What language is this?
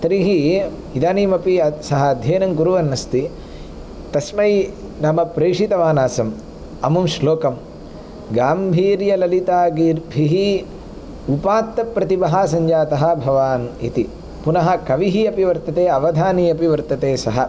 Sanskrit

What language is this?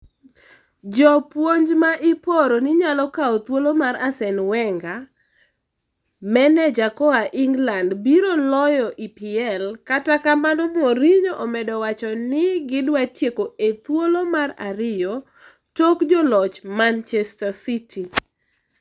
Luo (Kenya and Tanzania)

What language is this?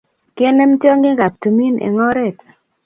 Kalenjin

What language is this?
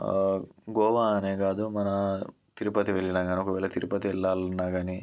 Telugu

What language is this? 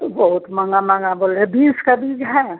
Hindi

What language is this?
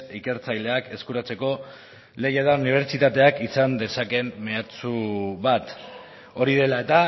Basque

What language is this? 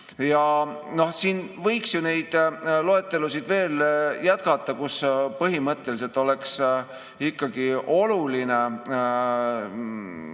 Estonian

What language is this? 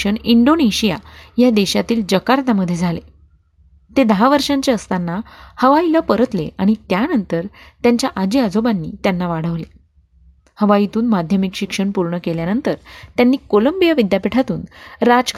Marathi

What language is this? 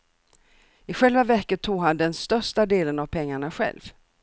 Swedish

